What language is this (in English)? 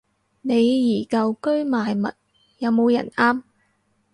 Cantonese